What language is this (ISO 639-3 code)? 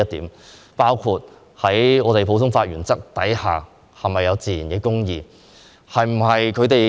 yue